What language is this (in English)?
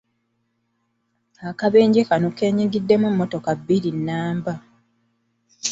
Ganda